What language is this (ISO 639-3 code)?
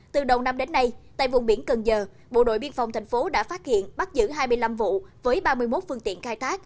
vie